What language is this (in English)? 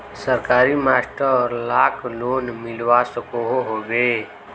Magahi